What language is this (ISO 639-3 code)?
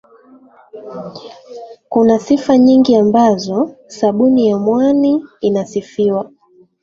swa